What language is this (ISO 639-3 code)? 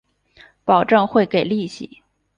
zho